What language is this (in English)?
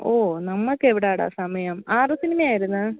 Malayalam